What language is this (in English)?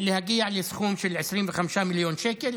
Hebrew